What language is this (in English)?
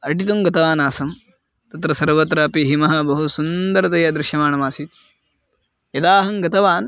Sanskrit